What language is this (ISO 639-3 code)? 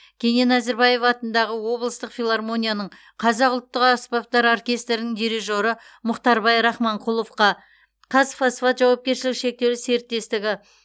kaz